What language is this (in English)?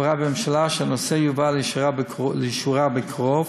Hebrew